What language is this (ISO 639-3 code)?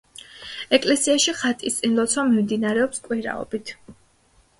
kat